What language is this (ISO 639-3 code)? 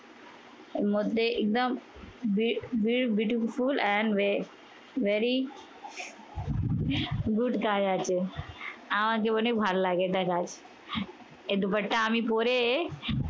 ben